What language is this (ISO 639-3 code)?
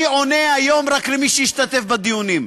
heb